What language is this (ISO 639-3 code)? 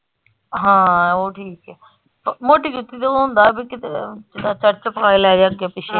pan